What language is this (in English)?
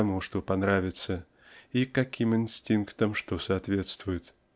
Russian